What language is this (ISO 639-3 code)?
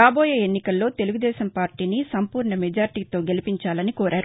tel